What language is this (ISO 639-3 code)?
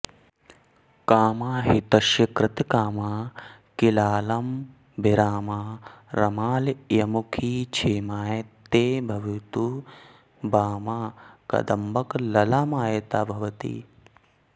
san